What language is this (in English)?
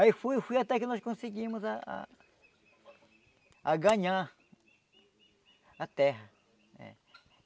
Portuguese